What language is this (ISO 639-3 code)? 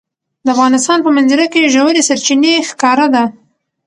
pus